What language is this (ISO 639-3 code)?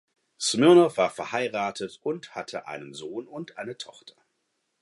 deu